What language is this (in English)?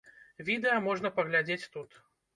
Belarusian